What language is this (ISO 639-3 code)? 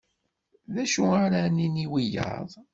kab